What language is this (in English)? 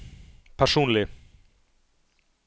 Norwegian